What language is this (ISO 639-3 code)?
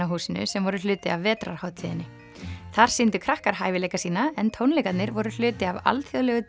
isl